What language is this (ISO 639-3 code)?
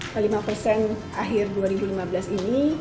ind